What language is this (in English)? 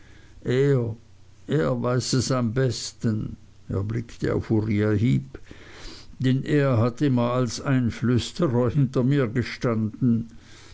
German